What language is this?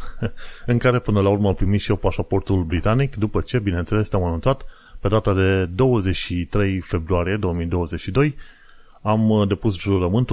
Romanian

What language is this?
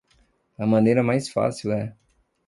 Portuguese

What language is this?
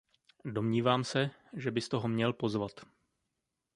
Czech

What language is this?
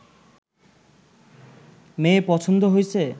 Bangla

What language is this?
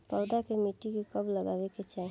Bhojpuri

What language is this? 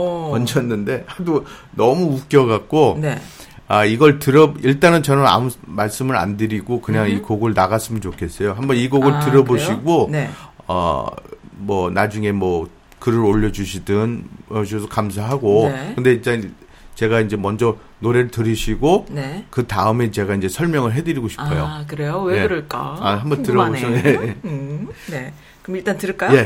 Korean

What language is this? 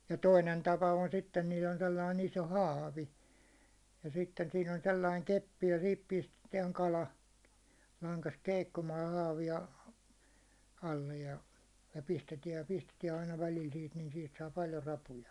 Finnish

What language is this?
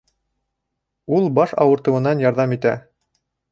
Bashkir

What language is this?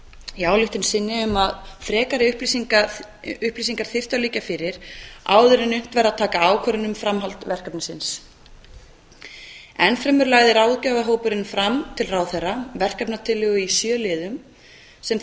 Icelandic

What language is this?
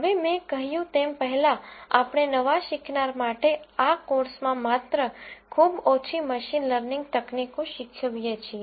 Gujarati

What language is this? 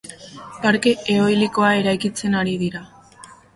Basque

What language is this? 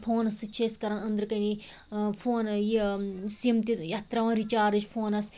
Kashmiri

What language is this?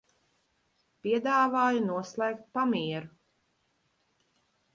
Latvian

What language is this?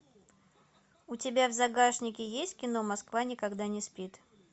Russian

